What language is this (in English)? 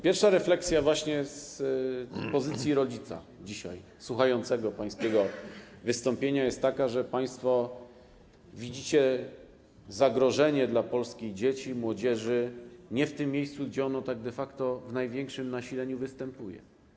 Polish